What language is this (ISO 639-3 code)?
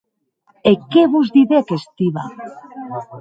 oci